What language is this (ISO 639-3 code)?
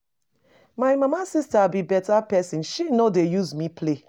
pcm